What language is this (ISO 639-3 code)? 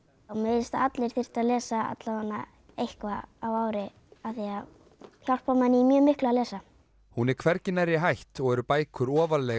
isl